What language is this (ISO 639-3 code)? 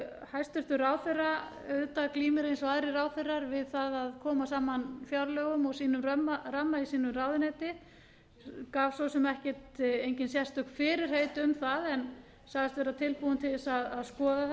isl